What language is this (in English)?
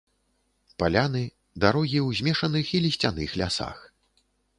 Belarusian